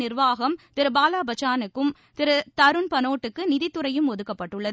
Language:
Tamil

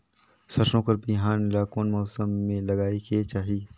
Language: Chhattisgarhi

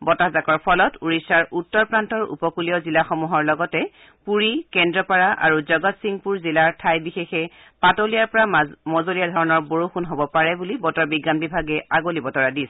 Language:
Assamese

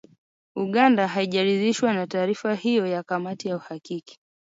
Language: Swahili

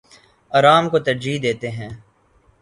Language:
Urdu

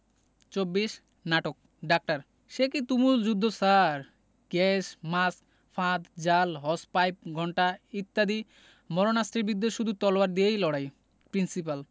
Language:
Bangla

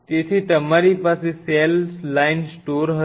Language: Gujarati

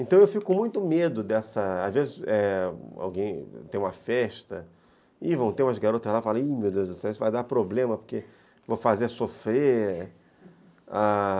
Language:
Portuguese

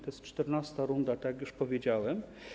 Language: Polish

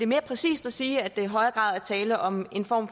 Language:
Danish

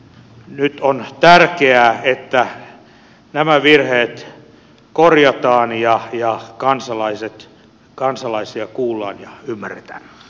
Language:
Finnish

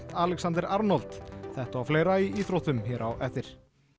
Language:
Icelandic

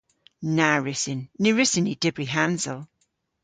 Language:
Cornish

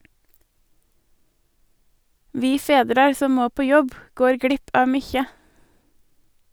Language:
Norwegian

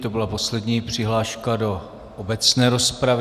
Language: Czech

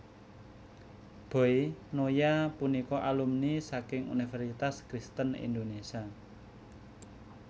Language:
Javanese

